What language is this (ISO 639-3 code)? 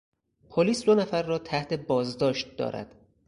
fas